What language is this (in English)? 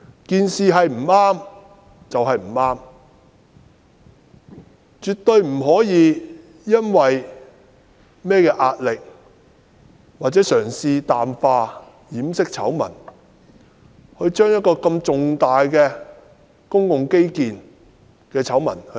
Cantonese